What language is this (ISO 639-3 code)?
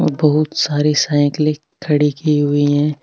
mwr